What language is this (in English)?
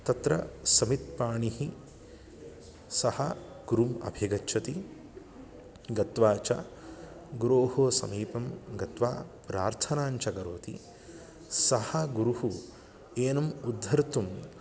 Sanskrit